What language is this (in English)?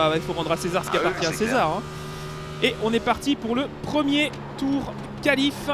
French